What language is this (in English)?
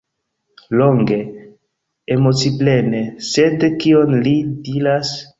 Esperanto